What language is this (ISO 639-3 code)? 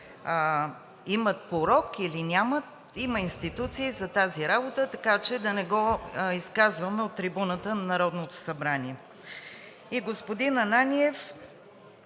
bul